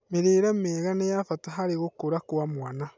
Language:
Kikuyu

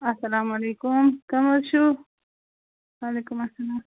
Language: Kashmiri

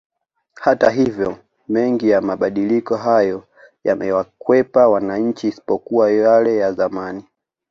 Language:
Swahili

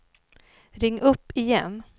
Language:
Swedish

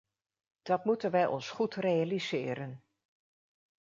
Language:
Dutch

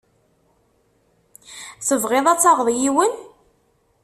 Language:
Kabyle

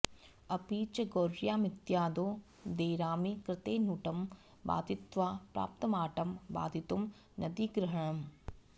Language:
Sanskrit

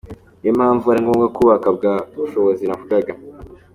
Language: Kinyarwanda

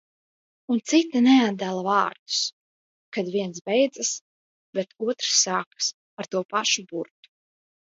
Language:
Latvian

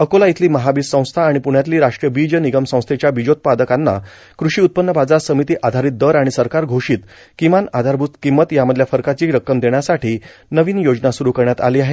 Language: Marathi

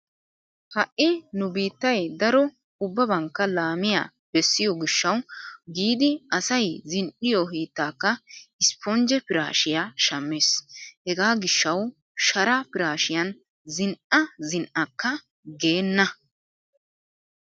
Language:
Wolaytta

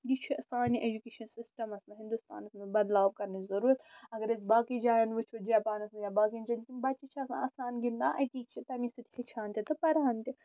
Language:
Kashmiri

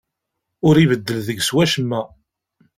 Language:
Kabyle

